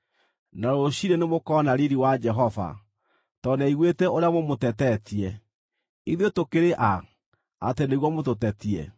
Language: Kikuyu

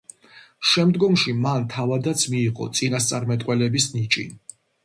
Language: Georgian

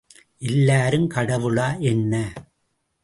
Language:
Tamil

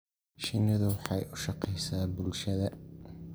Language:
Somali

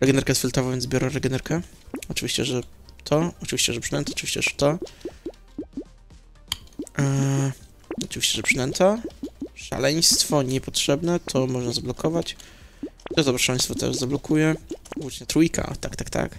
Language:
Polish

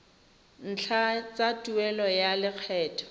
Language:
Tswana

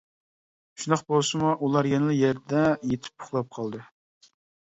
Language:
Uyghur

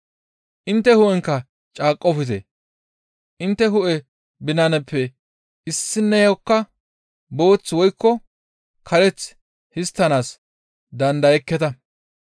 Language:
Gamo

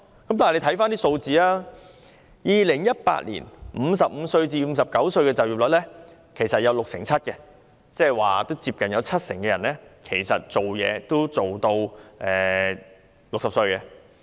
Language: Cantonese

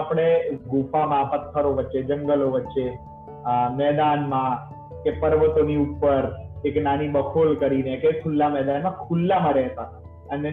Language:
Gujarati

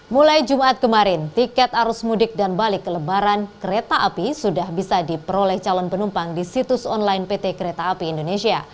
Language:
Indonesian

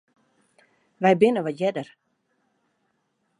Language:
Western Frisian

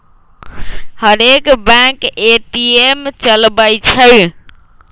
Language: Magahi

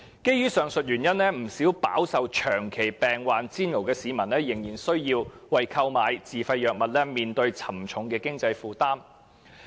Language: Cantonese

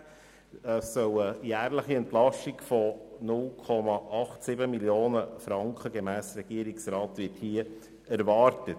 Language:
Swiss German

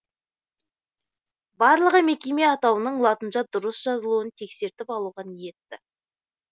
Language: Kazakh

